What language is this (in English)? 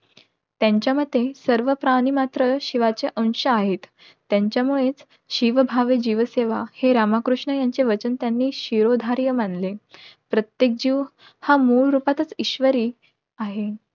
Marathi